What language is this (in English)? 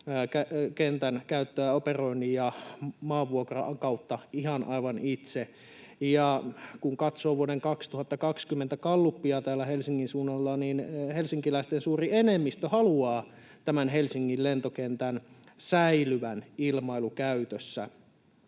Finnish